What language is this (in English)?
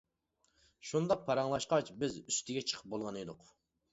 Uyghur